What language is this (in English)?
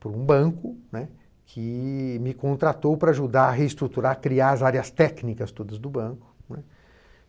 Portuguese